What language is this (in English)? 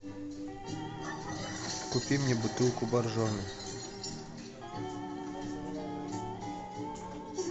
Russian